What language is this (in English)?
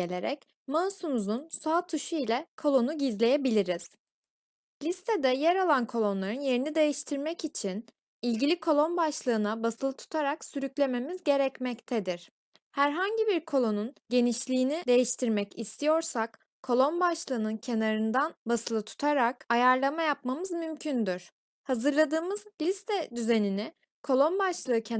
Turkish